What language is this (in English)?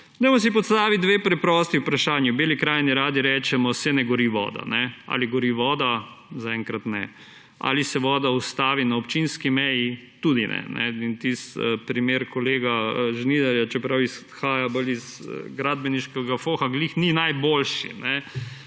Slovenian